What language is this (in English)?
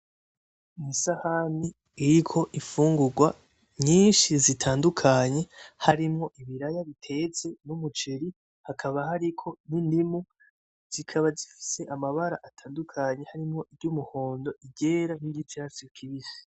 Rundi